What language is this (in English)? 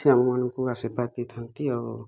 Odia